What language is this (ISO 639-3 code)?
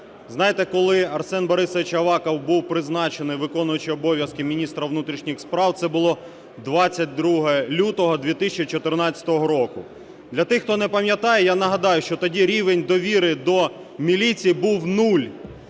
ukr